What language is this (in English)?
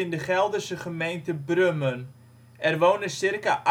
Dutch